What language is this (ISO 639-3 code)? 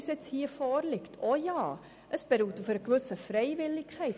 gsw